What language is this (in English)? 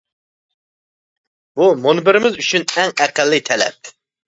Uyghur